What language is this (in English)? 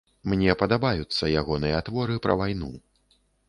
Belarusian